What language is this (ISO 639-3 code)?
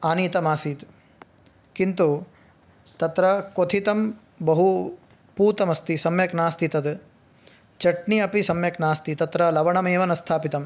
san